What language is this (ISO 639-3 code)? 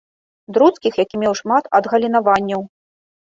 bel